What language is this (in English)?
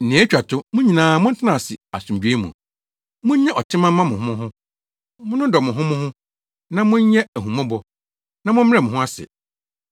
Akan